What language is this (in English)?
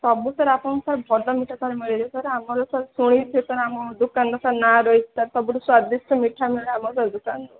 Odia